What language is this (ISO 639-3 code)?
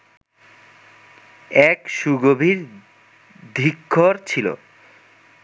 ben